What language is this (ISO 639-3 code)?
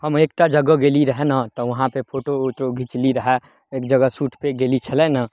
mai